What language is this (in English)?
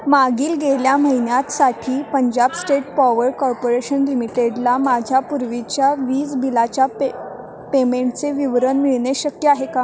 Marathi